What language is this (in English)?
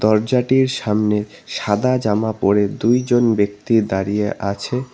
Bangla